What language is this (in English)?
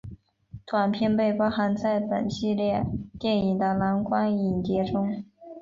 Chinese